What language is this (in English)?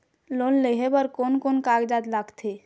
Chhattisgarhi